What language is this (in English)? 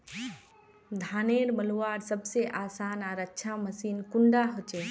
Magahi